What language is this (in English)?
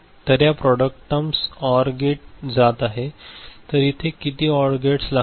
Marathi